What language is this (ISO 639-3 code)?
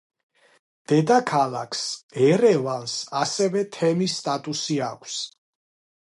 kat